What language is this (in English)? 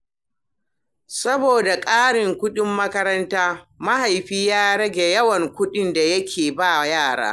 Hausa